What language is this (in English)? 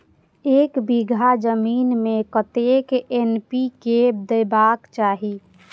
Maithili